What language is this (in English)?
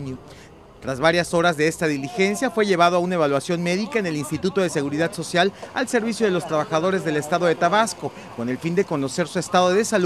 Spanish